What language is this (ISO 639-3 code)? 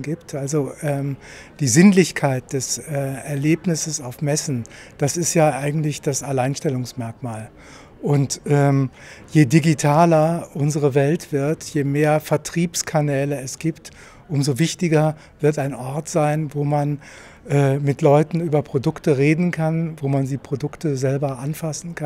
deu